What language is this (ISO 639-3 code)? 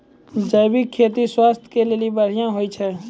mai